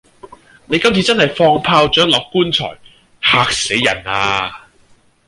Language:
Cantonese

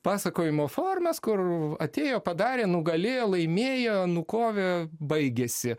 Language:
Lithuanian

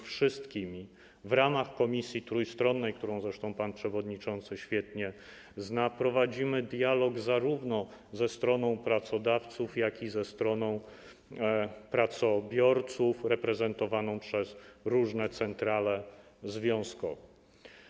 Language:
Polish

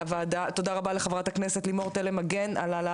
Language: Hebrew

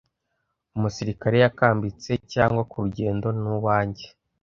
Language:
Kinyarwanda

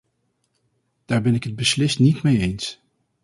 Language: Dutch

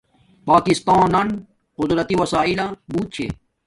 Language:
Domaaki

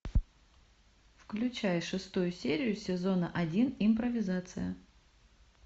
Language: Russian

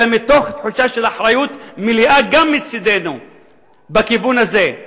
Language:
Hebrew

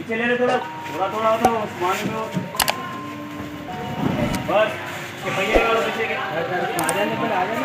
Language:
Indonesian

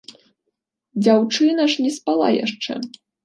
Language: Belarusian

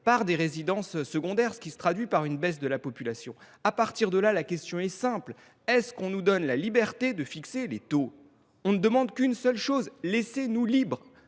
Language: French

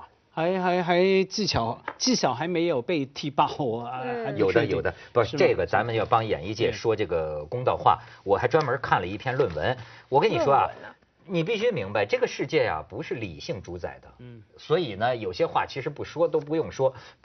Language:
Chinese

